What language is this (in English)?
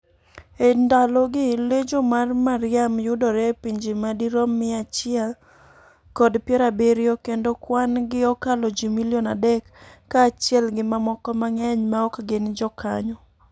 Luo (Kenya and Tanzania)